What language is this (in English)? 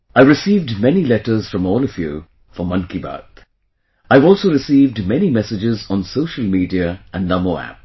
English